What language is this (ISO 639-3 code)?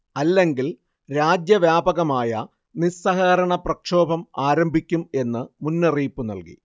mal